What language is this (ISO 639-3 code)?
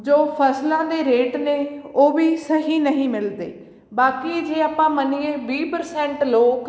pan